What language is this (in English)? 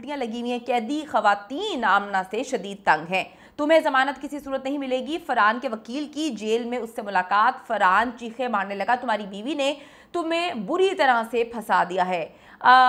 Hindi